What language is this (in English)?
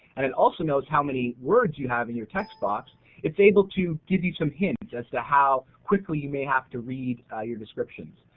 English